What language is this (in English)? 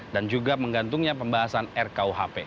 Indonesian